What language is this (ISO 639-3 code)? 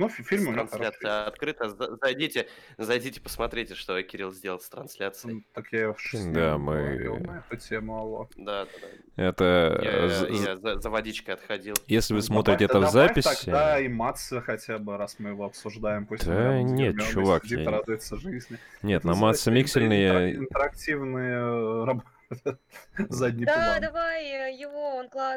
rus